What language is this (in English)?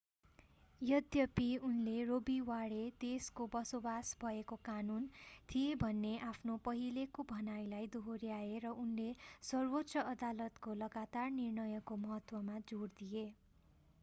Nepali